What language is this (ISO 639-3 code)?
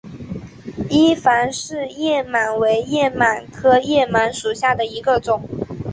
zho